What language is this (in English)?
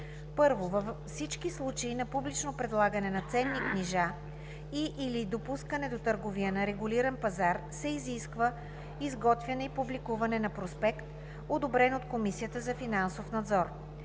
Bulgarian